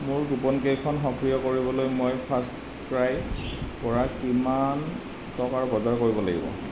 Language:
Assamese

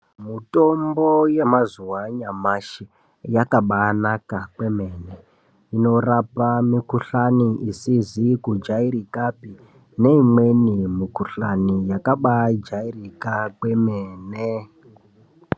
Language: Ndau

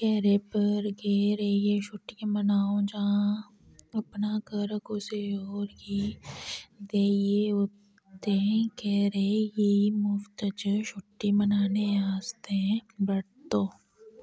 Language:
Dogri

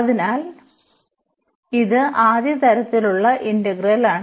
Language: Malayalam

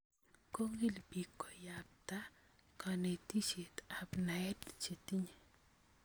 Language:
Kalenjin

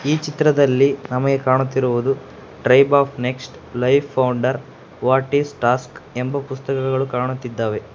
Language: Kannada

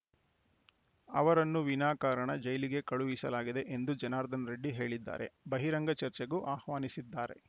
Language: Kannada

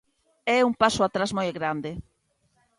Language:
Galician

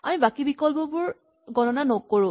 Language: Assamese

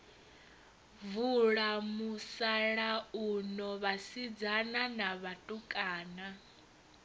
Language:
Venda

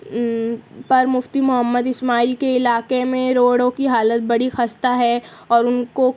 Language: Urdu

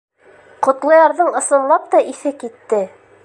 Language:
Bashkir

